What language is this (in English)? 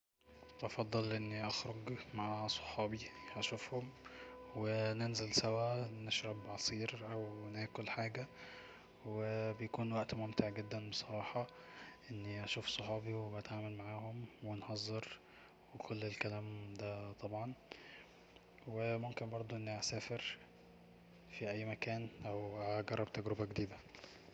Egyptian Arabic